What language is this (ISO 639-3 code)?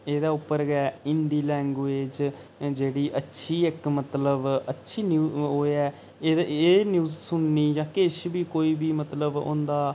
doi